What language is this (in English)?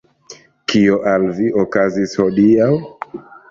Esperanto